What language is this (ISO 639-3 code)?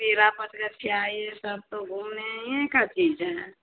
hin